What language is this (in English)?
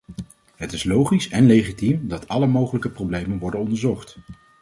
Dutch